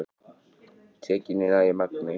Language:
Icelandic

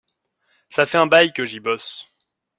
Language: French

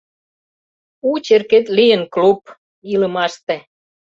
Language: Mari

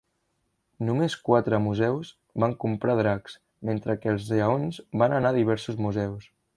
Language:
Catalan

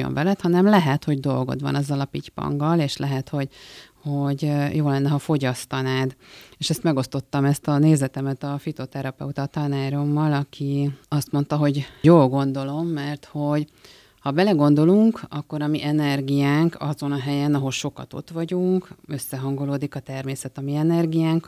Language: Hungarian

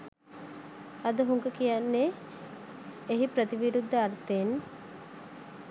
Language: Sinhala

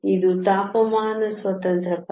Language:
Kannada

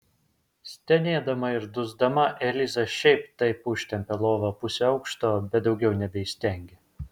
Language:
Lithuanian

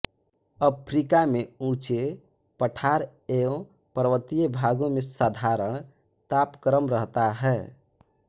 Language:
Hindi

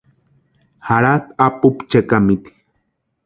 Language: Western Highland Purepecha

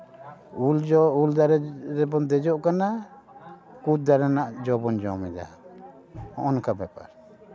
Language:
Santali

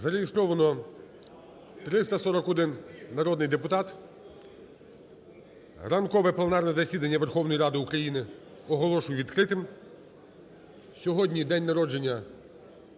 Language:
Ukrainian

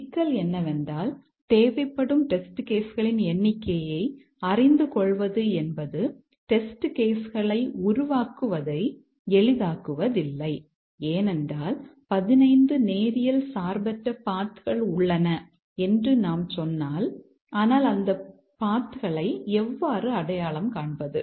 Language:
Tamil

